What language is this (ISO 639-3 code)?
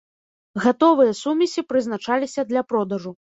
bel